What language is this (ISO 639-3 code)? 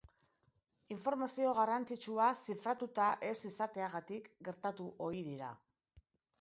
eus